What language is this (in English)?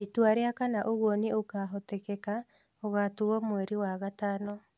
Kikuyu